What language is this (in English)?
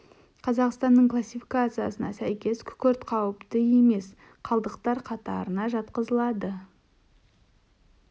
Kazakh